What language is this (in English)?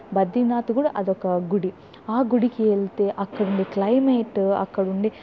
Telugu